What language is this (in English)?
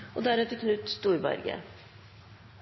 Norwegian Bokmål